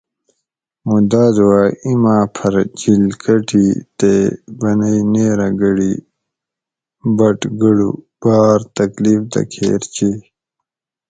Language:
Gawri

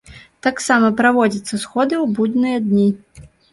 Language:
Belarusian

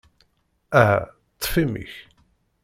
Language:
Kabyle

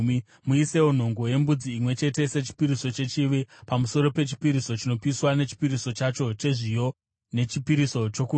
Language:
Shona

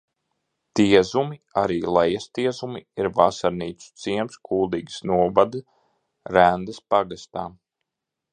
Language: Latvian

